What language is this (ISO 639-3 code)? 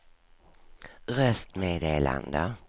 swe